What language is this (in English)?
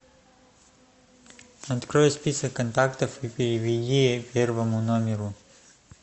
Russian